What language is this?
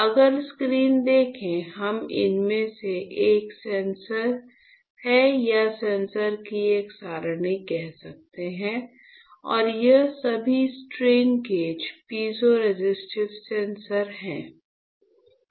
Hindi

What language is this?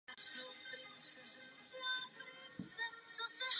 Czech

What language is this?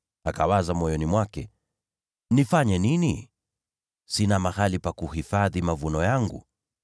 Swahili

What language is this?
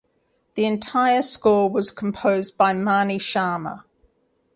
English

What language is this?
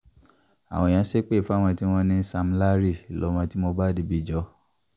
Yoruba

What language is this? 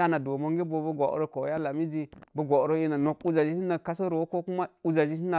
Mom Jango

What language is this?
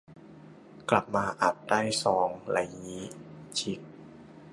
Thai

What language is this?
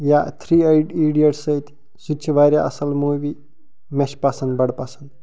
Kashmiri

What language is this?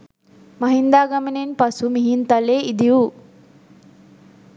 Sinhala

